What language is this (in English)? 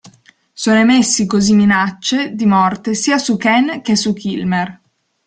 Italian